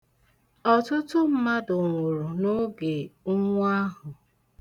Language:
Igbo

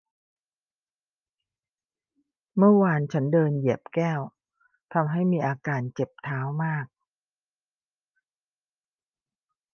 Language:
Thai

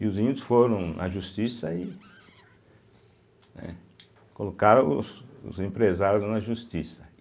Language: Portuguese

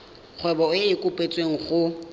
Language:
Tswana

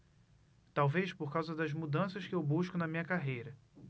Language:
Portuguese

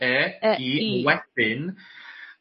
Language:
Welsh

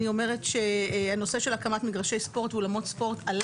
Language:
Hebrew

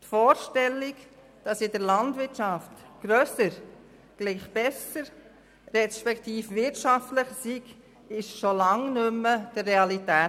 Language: Swiss German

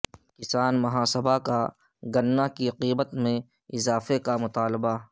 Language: Urdu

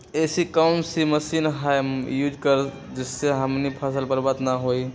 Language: Magahi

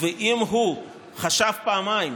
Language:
Hebrew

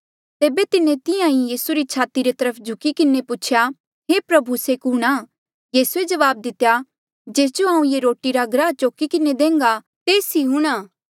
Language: Mandeali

